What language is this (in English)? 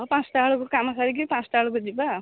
Odia